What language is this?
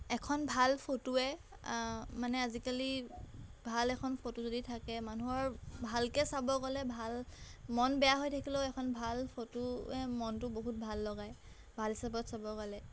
Assamese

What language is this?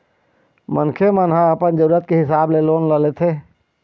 Chhattisgarhi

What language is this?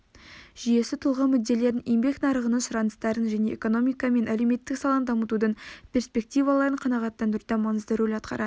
Kazakh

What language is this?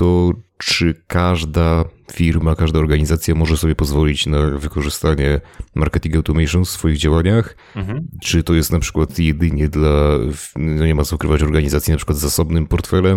Polish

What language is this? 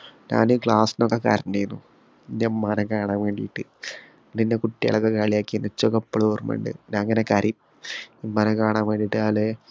Malayalam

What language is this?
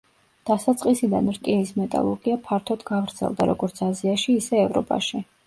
Georgian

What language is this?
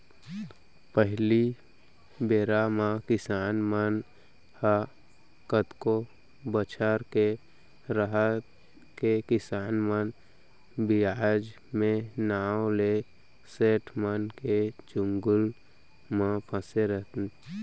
Chhattisgarhi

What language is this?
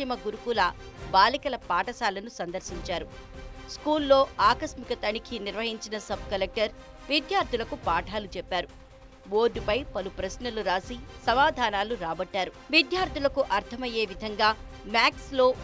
Hindi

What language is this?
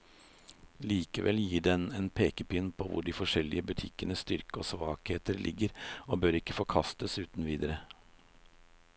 Norwegian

